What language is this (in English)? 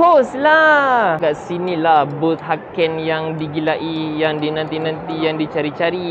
Malay